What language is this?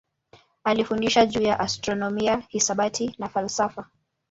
Swahili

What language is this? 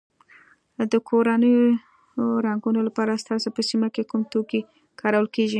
Pashto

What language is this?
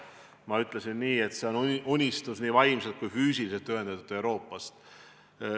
Estonian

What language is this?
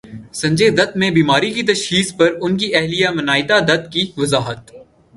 Urdu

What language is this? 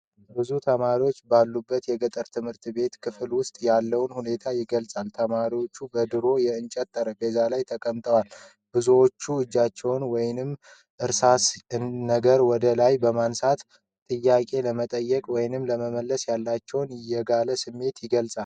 Amharic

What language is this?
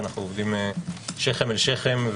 Hebrew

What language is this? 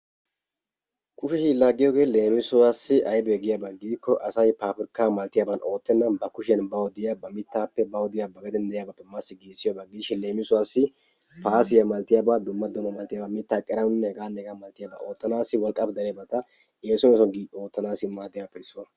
Wolaytta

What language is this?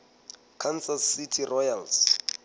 Southern Sotho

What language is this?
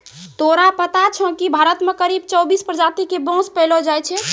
Maithili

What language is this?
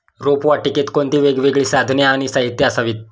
Marathi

